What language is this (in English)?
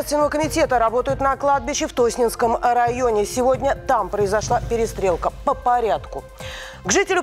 Russian